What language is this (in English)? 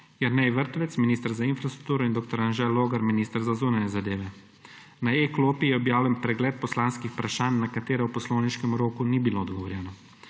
Slovenian